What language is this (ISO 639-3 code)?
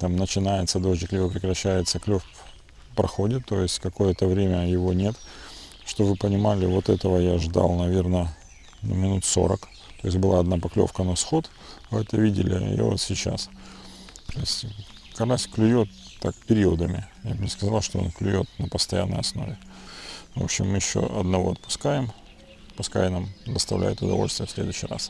rus